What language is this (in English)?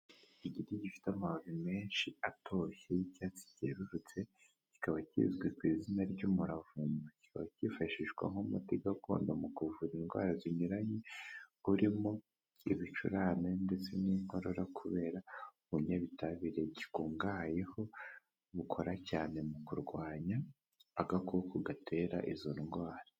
Kinyarwanda